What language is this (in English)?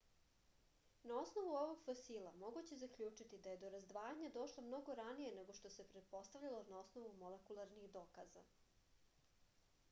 Serbian